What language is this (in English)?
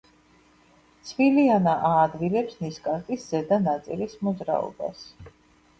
Georgian